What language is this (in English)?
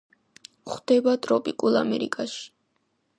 Georgian